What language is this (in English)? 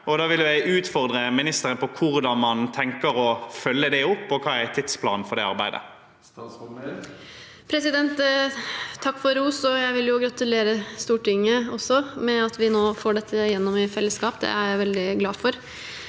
Norwegian